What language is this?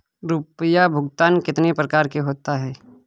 Hindi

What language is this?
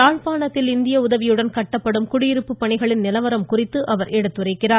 Tamil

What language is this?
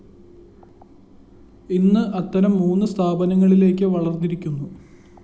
Malayalam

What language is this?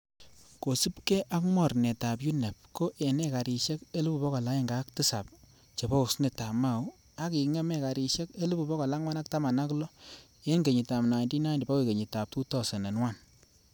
Kalenjin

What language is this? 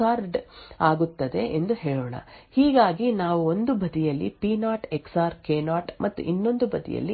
Kannada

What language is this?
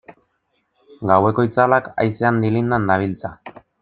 Basque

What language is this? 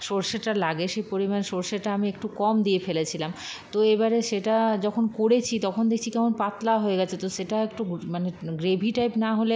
Bangla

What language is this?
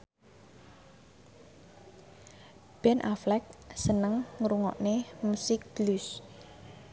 Javanese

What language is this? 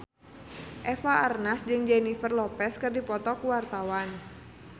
Sundanese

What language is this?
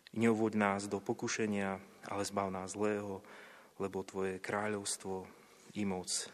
Slovak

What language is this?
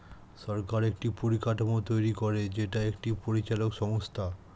Bangla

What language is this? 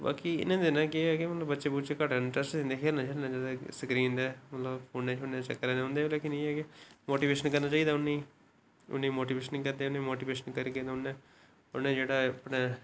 Dogri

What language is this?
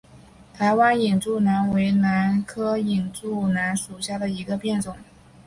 Chinese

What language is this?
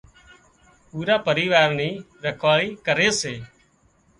Wadiyara Koli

